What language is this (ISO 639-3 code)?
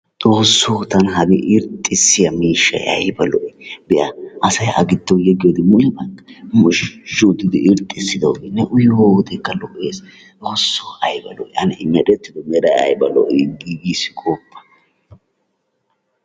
wal